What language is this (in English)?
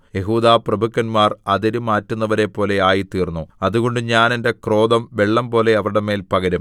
Malayalam